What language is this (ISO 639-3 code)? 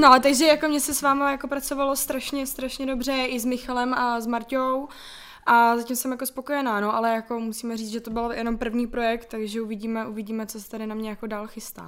ces